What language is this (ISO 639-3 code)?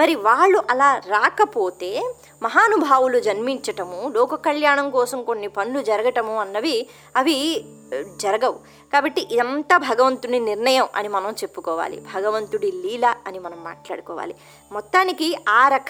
tel